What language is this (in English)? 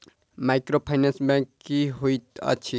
Maithili